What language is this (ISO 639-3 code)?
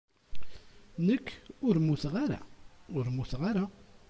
kab